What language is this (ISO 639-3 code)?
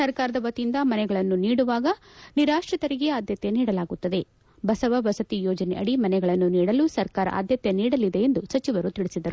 kan